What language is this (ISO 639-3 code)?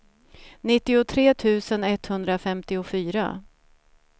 swe